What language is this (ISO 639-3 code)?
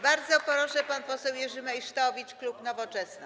pol